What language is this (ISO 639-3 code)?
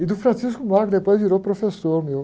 por